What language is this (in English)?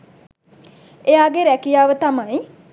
Sinhala